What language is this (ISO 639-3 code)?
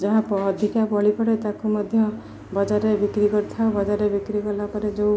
ori